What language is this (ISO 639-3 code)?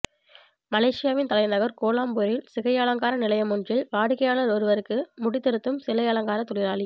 tam